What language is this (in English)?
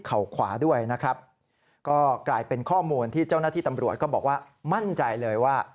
Thai